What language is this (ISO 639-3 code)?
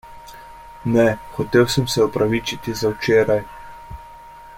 slv